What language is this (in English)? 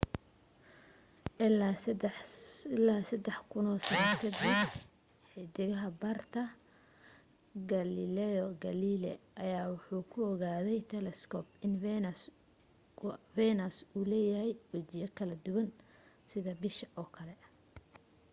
Somali